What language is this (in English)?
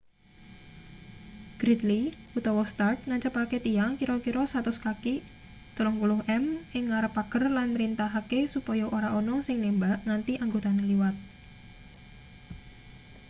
Javanese